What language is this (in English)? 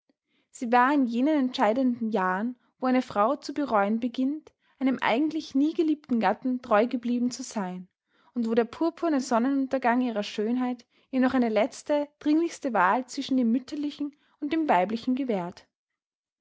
German